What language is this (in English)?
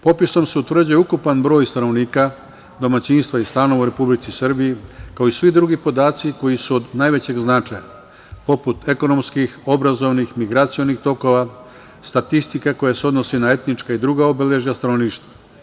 Serbian